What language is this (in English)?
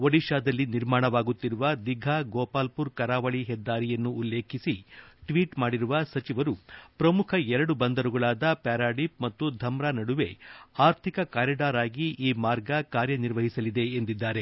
Kannada